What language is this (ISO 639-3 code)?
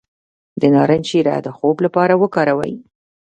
pus